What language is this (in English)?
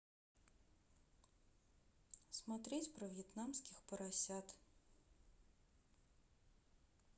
Russian